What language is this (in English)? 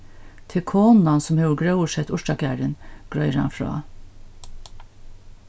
Faroese